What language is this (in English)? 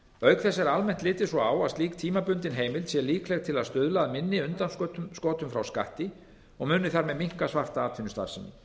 Icelandic